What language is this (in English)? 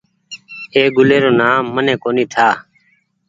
Goaria